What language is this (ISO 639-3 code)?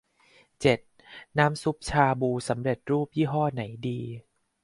tha